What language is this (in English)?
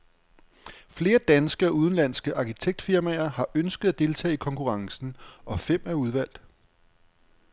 Danish